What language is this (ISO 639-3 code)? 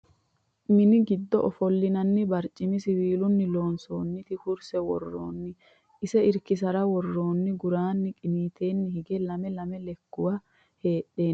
sid